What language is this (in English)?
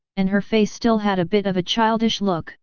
English